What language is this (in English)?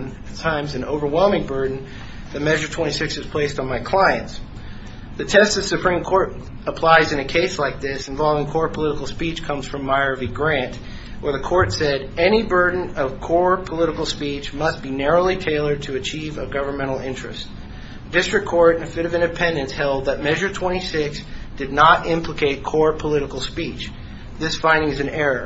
English